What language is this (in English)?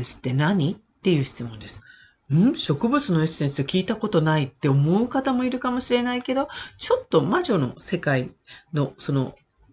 Japanese